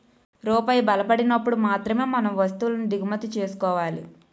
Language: Telugu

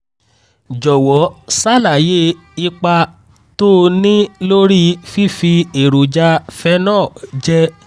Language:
Yoruba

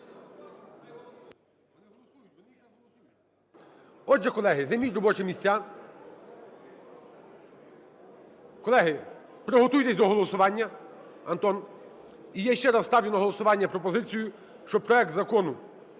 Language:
Ukrainian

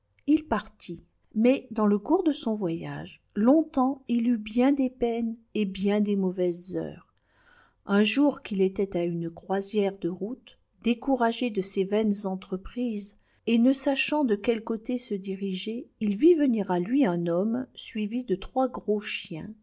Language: French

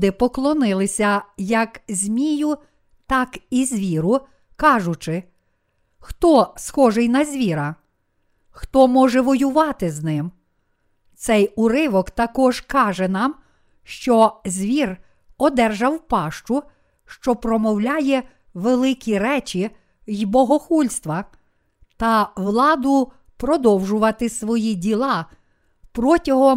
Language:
Ukrainian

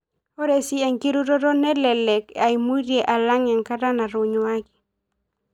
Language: Masai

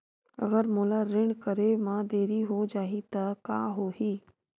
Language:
Chhattisgarhi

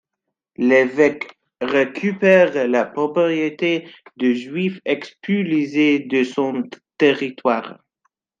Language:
French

